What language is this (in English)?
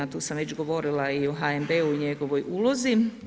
Croatian